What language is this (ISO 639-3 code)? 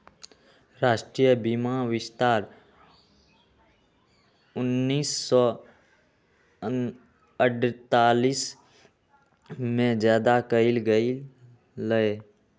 mag